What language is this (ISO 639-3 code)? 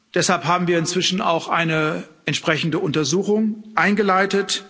deu